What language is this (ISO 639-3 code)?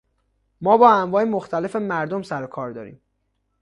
fas